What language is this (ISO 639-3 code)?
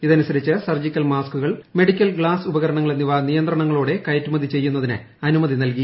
mal